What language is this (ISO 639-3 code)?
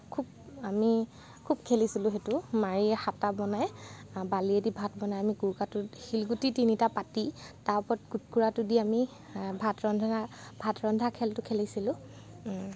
asm